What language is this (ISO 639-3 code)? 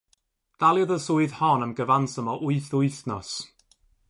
cym